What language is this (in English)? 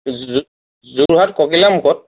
Assamese